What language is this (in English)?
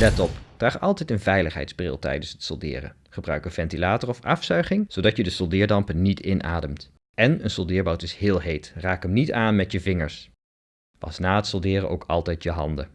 Dutch